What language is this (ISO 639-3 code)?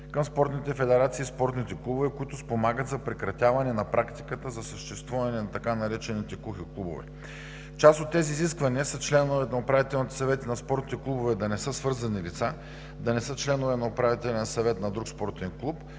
bul